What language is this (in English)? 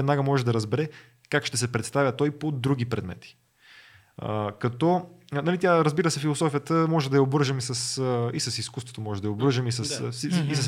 Bulgarian